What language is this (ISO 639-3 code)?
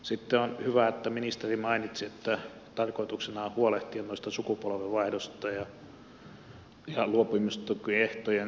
fin